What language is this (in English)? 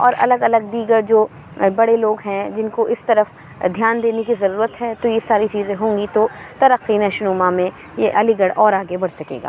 Urdu